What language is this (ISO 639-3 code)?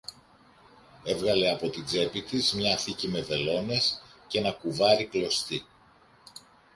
ell